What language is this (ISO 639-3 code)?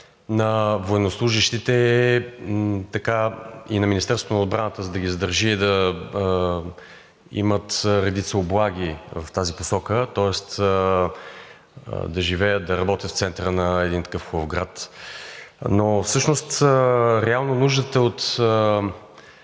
bul